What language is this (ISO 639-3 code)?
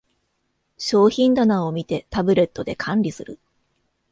jpn